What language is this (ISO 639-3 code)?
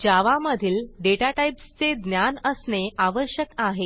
mar